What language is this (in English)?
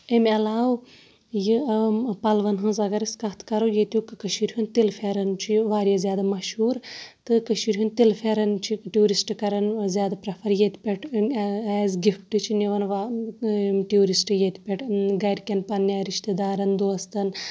Kashmiri